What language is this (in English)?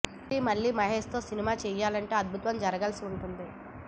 Telugu